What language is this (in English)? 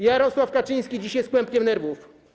Polish